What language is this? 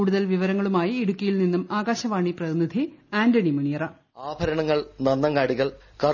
Malayalam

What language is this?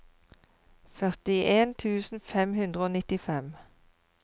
Norwegian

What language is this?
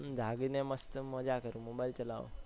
Gujarati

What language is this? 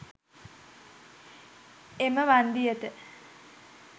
Sinhala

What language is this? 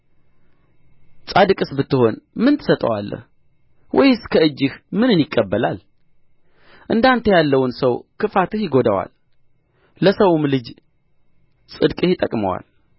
Amharic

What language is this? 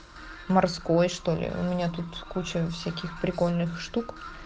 Russian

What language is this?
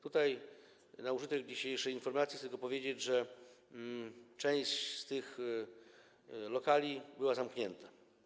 Polish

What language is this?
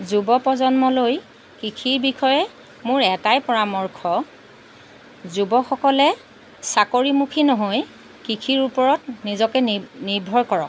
Assamese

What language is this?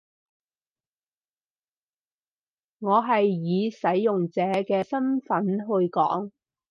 Cantonese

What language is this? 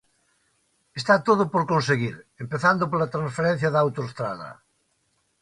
Galician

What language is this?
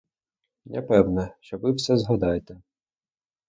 Ukrainian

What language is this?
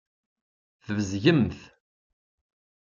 Kabyle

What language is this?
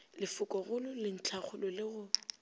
Northern Sotho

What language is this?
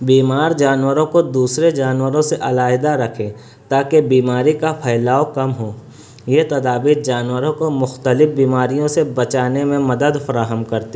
Urdu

